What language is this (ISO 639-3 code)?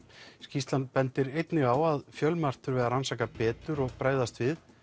isl